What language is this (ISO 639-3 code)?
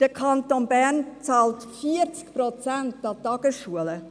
gsw